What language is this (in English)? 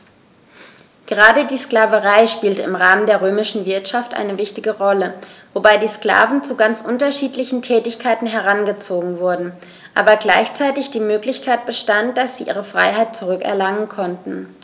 German